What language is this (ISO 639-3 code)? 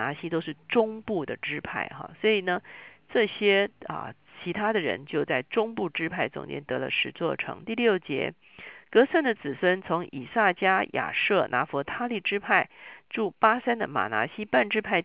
zho